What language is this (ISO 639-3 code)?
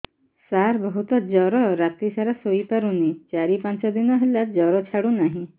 ori